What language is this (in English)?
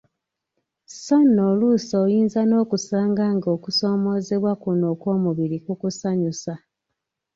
Ganda